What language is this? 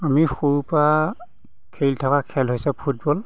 Assamese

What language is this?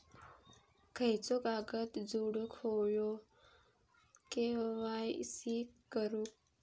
Marathi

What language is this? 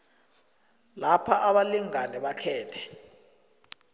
South Ndebele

